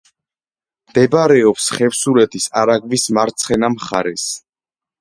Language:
Georgian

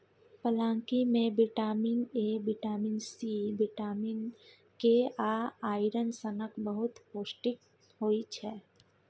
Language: Maithili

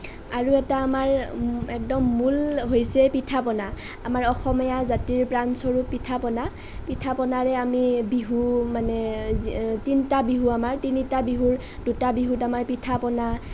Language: Assamese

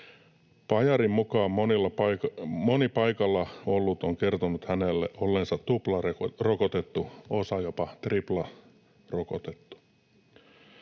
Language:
Finnish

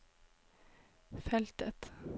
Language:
Norwegian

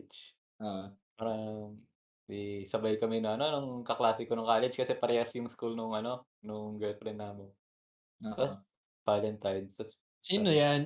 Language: Filipino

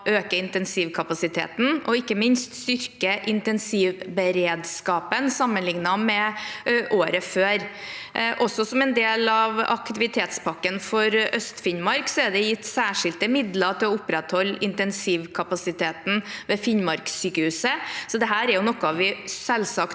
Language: Norwegian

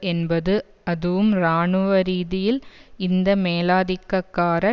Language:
Tamil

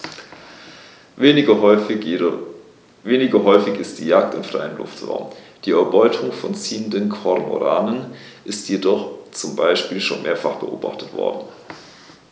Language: German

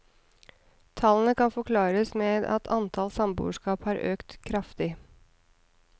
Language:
Norwegian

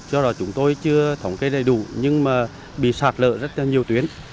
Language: Vietnamese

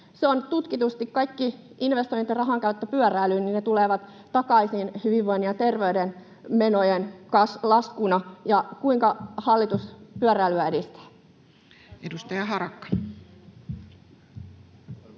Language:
Finnish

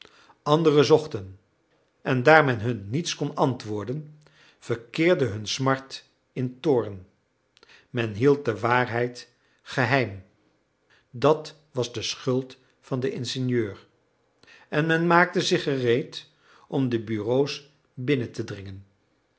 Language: Dutch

